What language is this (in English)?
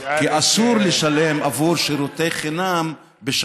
Hebrew